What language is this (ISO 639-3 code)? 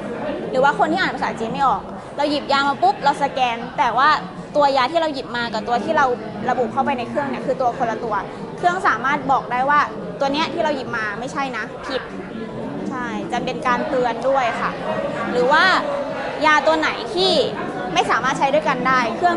tha